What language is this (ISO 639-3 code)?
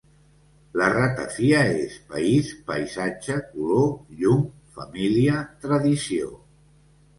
cat